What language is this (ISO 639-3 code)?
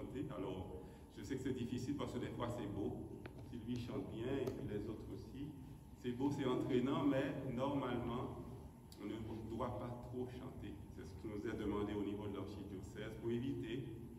fra